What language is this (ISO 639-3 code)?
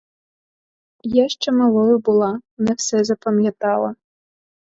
ukr